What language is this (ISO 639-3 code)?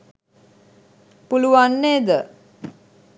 sin